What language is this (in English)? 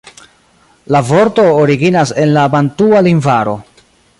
Esperanto